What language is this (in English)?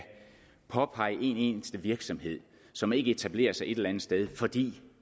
Danish